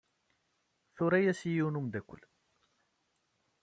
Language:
Kabyle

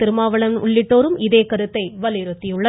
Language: Tamil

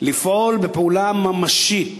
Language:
Hebrew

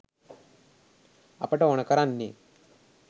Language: Sinhala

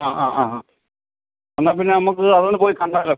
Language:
Malayalam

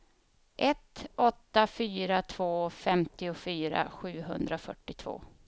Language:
Swedish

